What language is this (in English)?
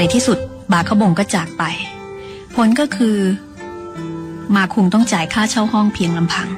Thai